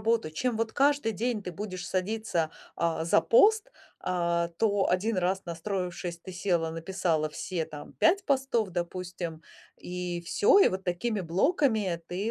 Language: Russian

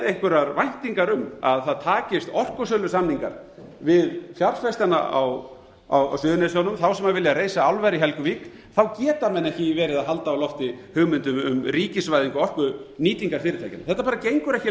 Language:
Icelandic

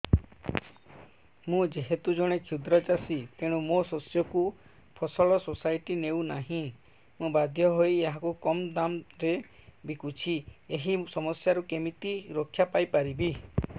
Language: Odia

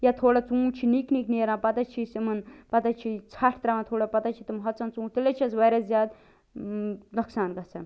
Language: Kashmiri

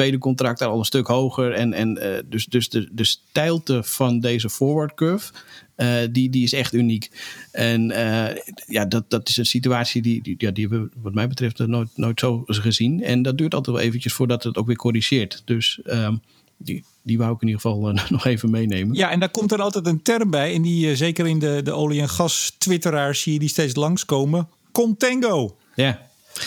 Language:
Dutch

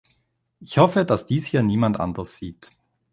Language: German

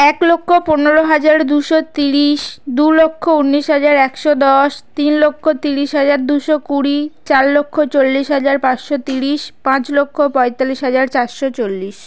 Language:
Bangla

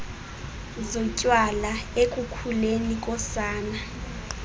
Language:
Xhosa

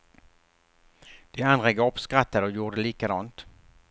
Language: Swedish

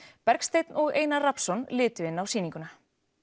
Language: Icelandic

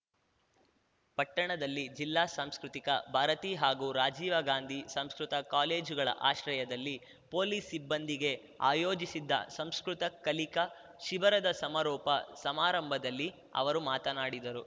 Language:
Kannada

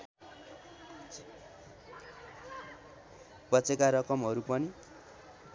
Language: Nepali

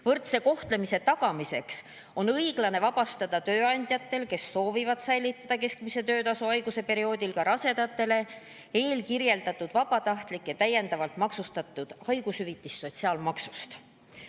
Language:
Estonian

